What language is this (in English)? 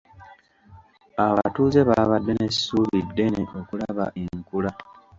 Ganda